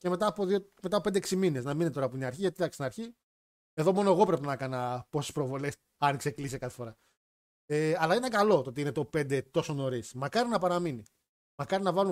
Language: Greek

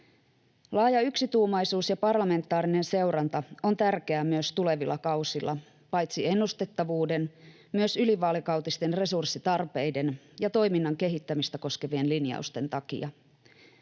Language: Finnish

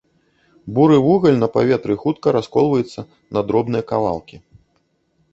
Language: Belarusian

